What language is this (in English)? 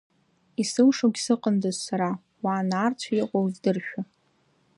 Abkhazian